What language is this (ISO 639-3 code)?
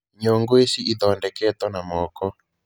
kik